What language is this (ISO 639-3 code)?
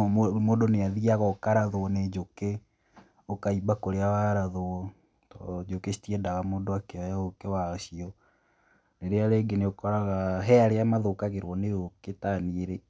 kik